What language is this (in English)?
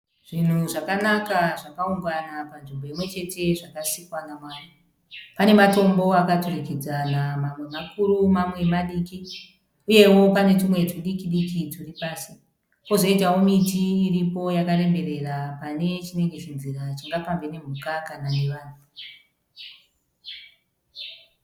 Shona